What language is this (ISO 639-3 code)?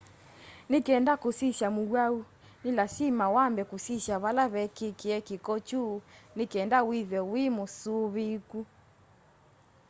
kam